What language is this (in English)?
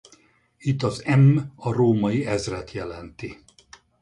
Hungarian